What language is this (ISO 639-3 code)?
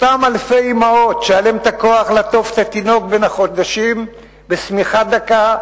heb